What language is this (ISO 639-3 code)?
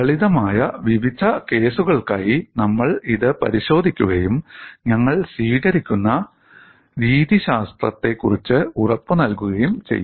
mal